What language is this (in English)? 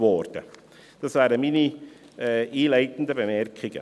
Swiss German